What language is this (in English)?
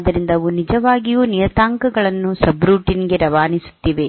Kannada